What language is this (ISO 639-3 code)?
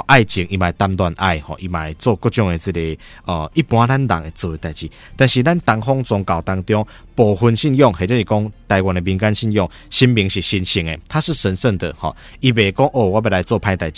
zho